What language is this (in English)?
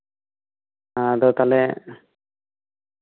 Santali